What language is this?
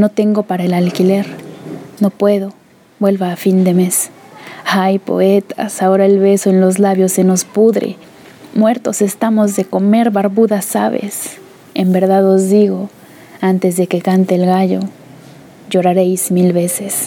Spanish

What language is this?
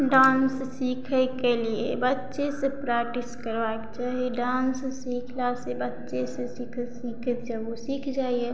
Maithili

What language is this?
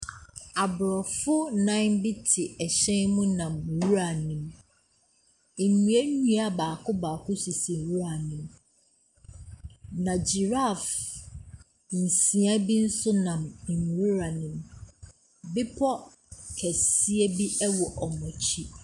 Akan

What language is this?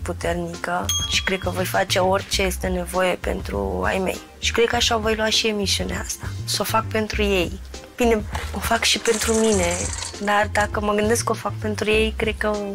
Romanian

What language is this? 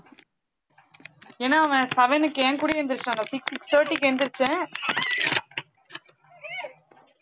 Tamil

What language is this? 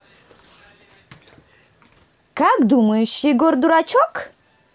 Russian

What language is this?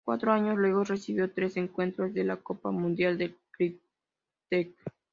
Spanish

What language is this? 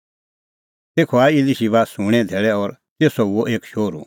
Kullu Pahari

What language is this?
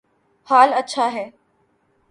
Urdu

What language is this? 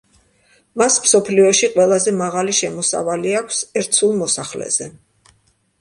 Georgian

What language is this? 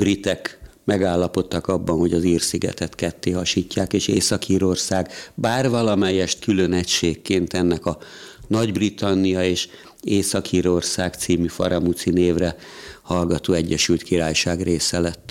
Hungarian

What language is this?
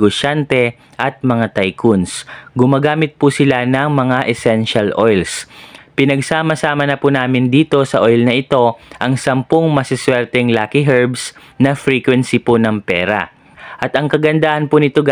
Filipino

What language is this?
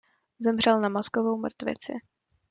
Czech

